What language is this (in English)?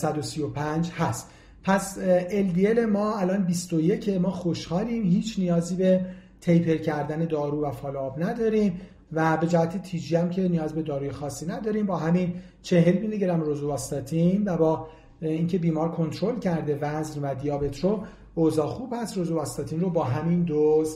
Persian